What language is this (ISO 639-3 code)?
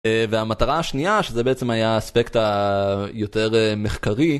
heb